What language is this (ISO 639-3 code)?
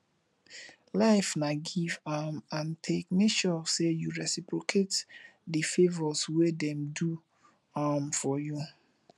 pcm